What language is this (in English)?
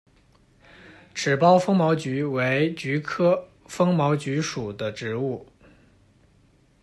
Chinese